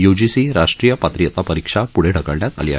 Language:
Marathi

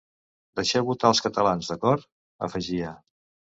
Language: Catalan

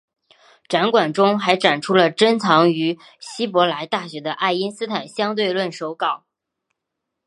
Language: Chinese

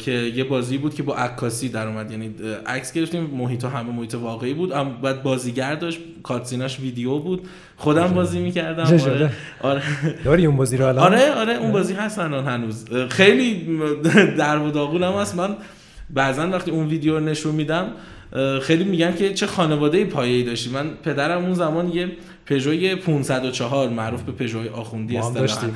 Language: Persian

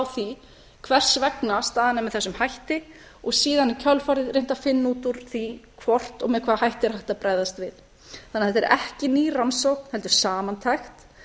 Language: Icelandic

